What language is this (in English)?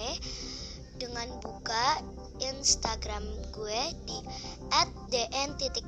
Indonesian